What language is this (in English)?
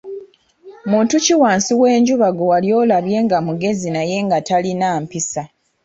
Ganda